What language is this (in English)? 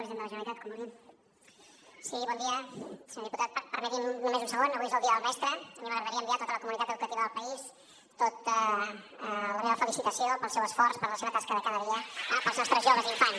Catalan